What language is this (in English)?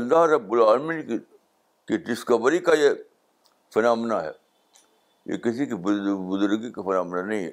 Urdu